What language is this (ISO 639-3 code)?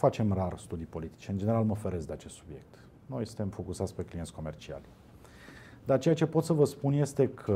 ron